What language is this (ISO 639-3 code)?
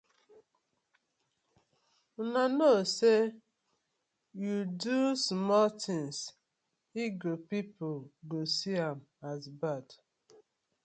pcm